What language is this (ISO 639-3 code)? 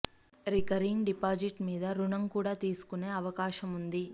tel